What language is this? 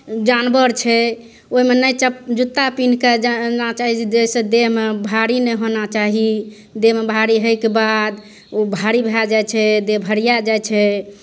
Maithili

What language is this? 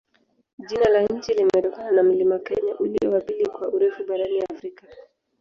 Swahili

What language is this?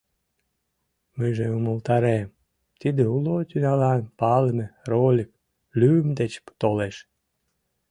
Mari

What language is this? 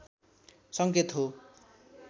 Nepali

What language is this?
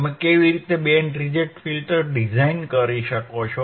Gujarati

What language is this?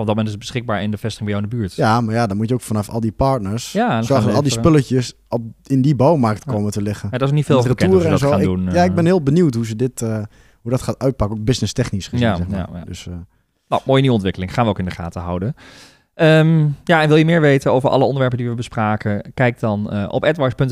Dutch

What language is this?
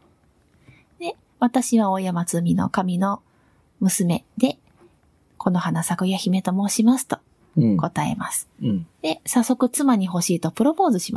Japanese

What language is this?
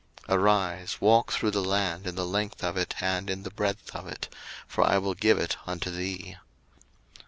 English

